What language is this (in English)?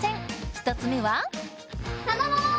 Japanese